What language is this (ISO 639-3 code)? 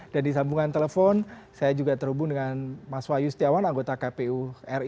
ind